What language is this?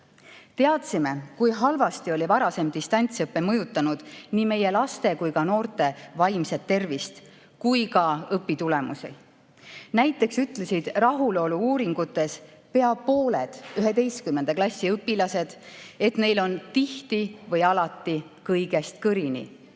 Estonian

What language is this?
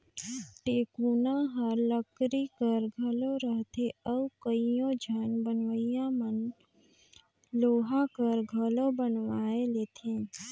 Chhattisgarhi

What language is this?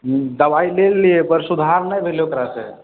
Maithili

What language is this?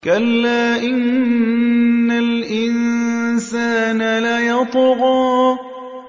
Arabic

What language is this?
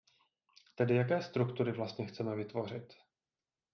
Czech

